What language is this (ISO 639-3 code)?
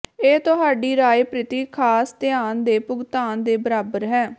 pan